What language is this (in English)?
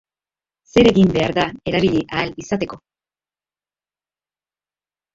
Basque